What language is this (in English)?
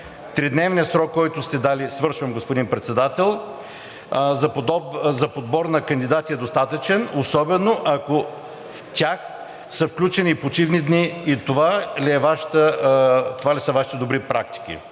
Bulgarian